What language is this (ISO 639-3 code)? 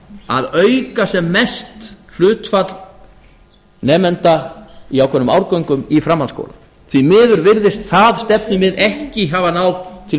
isl